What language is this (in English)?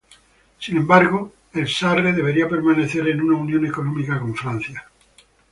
Spanish